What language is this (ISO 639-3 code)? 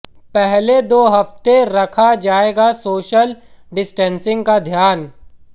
hin